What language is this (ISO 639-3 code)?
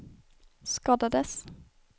swe